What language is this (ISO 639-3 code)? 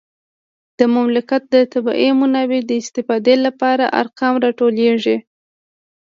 pus